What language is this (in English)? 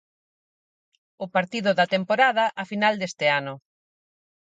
Galician